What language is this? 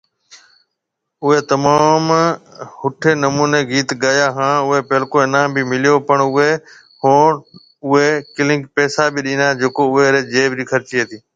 Marwari (Pakistan)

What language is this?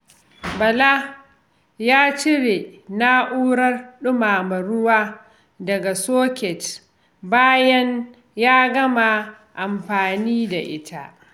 Hausa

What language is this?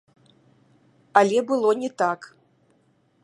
Belarusian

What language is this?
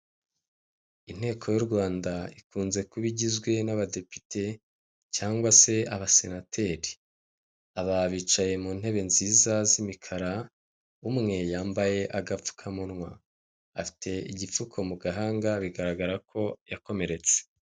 Kinyarwanda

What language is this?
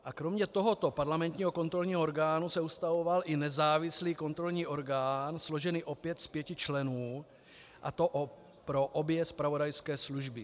Czech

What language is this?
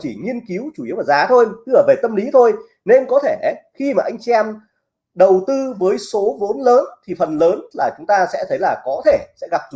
Vietnamese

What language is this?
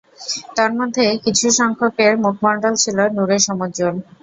Bangla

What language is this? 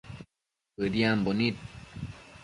Matsés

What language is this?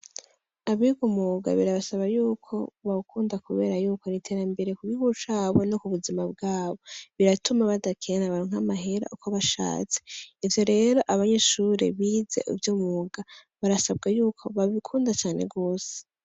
Rundi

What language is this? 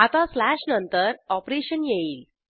Marathi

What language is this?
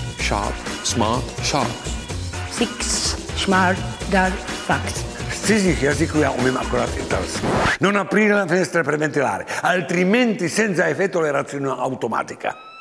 Czech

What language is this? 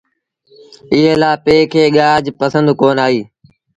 Sindhi Bhil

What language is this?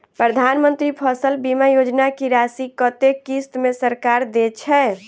Maithili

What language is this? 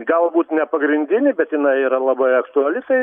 Lithuanian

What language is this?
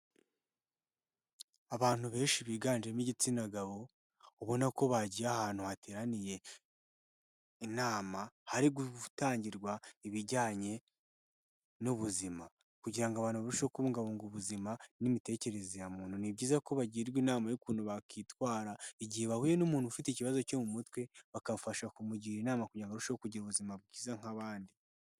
Kinyarwanda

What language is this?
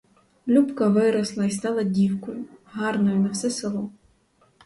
Ukrainian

